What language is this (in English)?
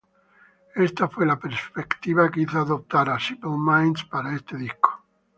Spanish